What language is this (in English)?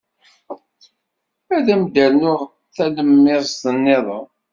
Kabyle